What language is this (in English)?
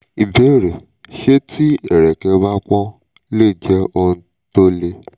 Yoruba